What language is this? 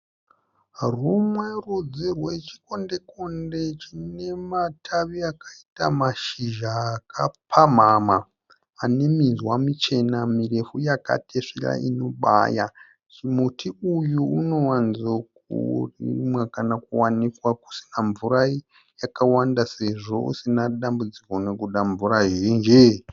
Shona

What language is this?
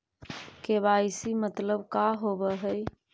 Magahi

